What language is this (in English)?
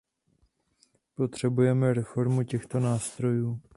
Czech